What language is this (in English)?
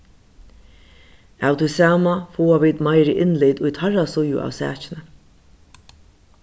Faroese